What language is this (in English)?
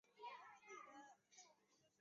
Chinese